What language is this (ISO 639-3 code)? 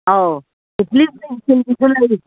mni